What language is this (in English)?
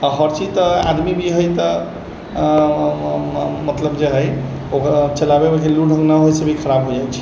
Maithili